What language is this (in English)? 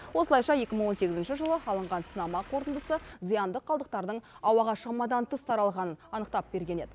Kazakh